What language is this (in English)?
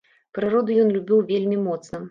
Belarusian